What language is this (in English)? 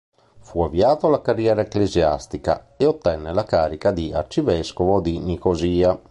Italian